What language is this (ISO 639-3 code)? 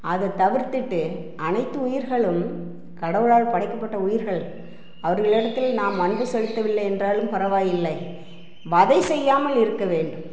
tam